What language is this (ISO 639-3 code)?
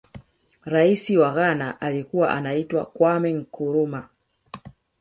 swa